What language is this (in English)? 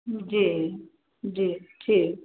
Maithili